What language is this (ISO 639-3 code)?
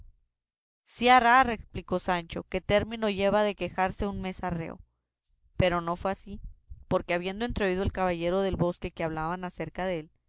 spa